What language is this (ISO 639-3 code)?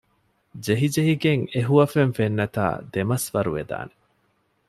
div